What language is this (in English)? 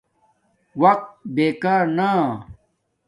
Domaaki